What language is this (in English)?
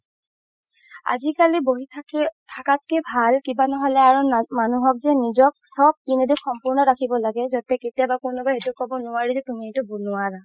Assamese